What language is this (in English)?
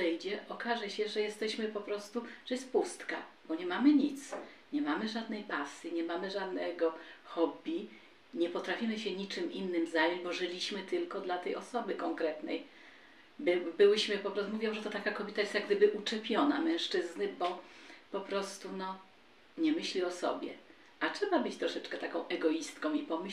Polish